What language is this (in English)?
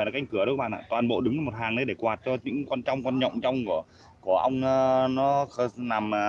Vietnamese